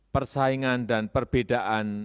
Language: Indonesian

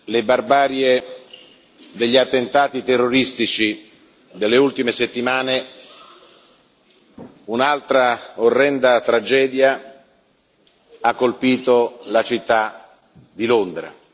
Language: Italian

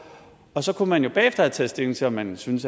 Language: Danish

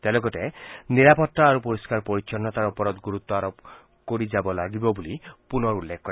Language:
Assamese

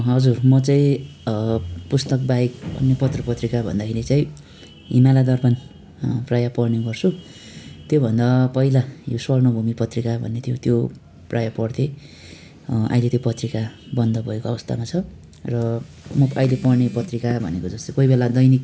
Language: Nepali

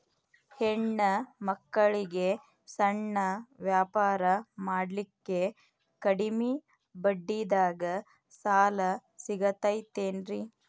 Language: Kannada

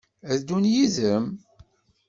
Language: Kabyle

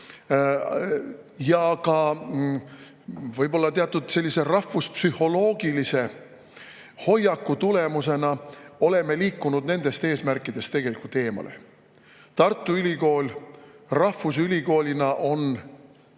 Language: Estonian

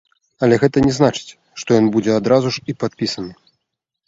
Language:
Belarusian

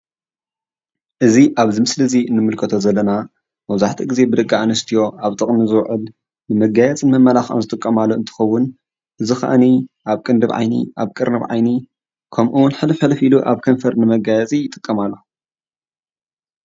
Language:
Tigrinya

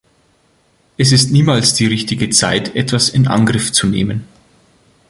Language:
German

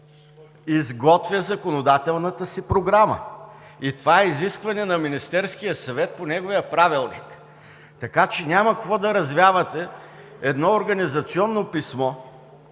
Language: Bulgarian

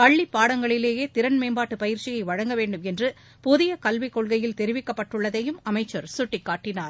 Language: Tamil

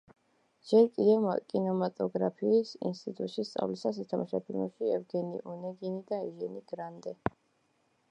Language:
Georgian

